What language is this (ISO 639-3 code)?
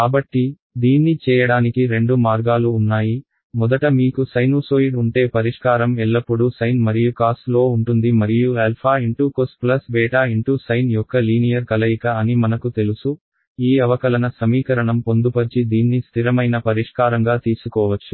tel